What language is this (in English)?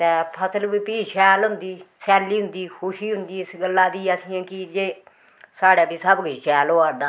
Dogri